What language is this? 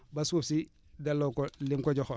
Wolof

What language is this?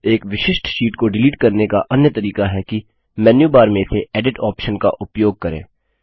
Hindi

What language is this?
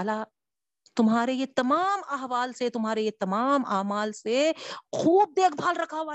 Urdu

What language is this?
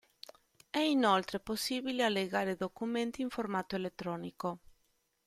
Italian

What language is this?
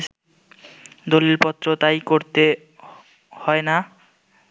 Bangla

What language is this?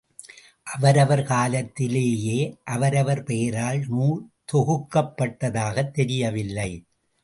Tamil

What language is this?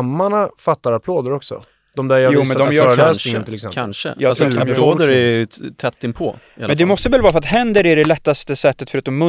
Swedish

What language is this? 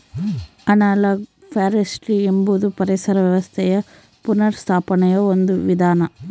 Kannada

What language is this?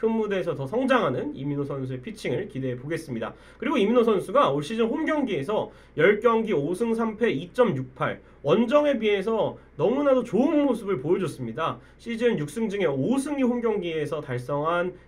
Korean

